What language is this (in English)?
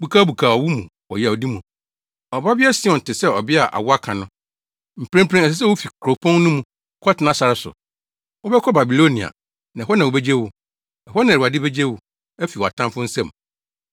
Akan